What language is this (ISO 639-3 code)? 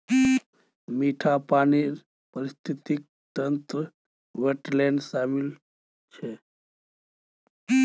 mag